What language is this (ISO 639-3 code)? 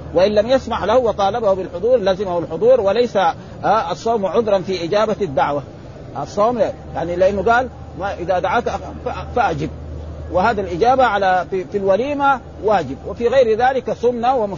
ara